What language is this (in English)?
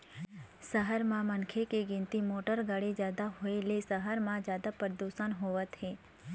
Chhattisgarhi